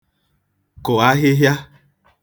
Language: Igbo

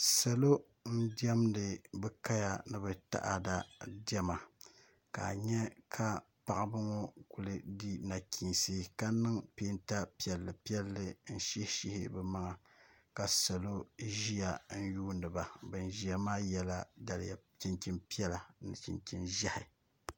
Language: Dagbani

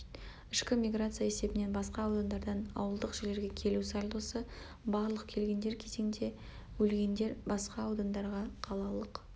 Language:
Kazakh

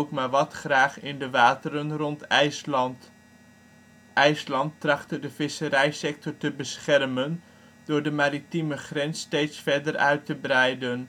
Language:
Dutch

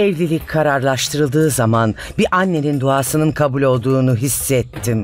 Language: Turkish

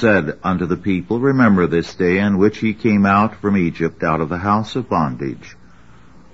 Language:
English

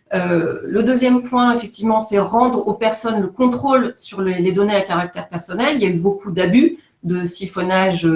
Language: French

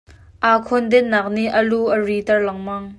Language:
Hakha Chin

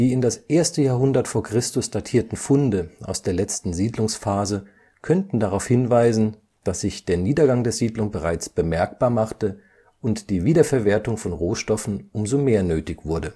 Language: German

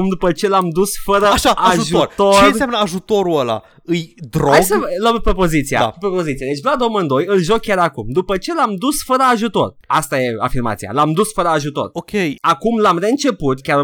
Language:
Romanian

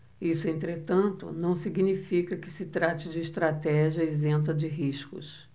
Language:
Portuguese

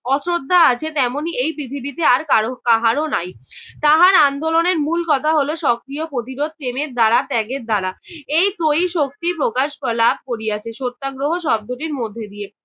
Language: Bangla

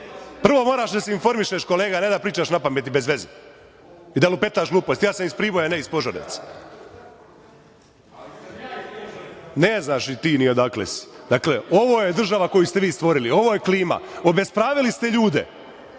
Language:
Serbian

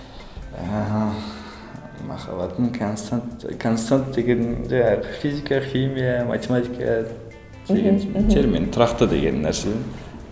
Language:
Kazakh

